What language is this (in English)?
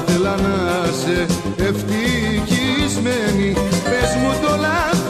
Greek